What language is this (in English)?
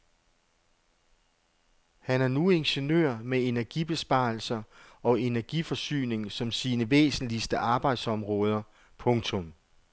Danish